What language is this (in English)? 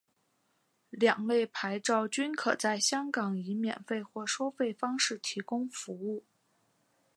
Chinese